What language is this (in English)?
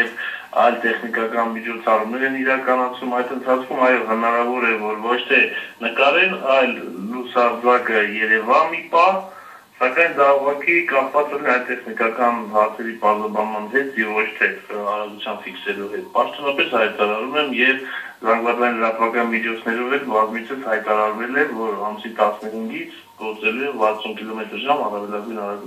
Persian